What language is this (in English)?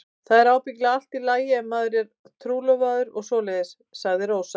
Icelandic